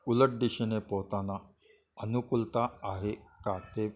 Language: Marathi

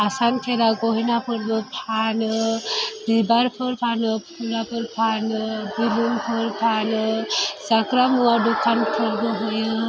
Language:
Bodo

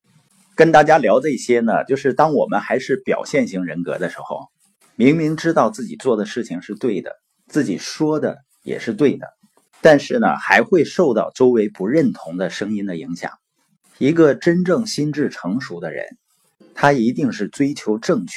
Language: Chinese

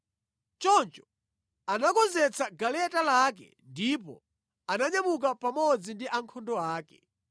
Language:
Nyanja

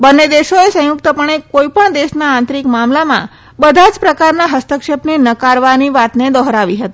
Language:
Gujarati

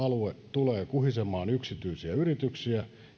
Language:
Finnish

